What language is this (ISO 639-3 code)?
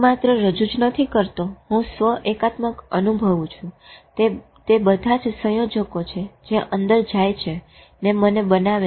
guj